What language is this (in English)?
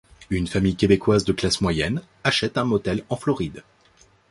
French